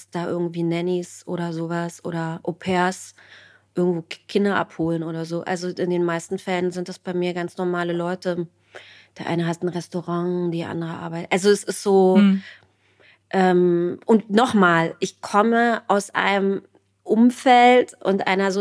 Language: German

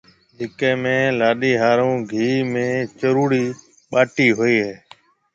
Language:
Marwari (Pakistan)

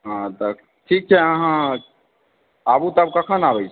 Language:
Maithili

